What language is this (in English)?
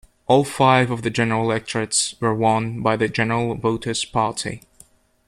English